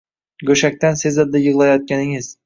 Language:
Uzbek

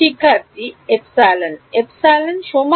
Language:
Bangla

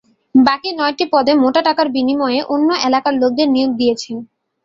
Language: Bangla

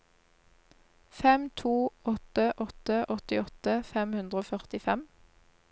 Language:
Norwegian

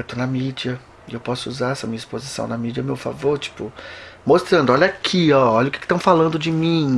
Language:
Portuguese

